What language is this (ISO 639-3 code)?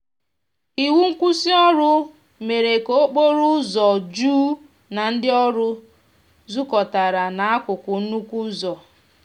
ibo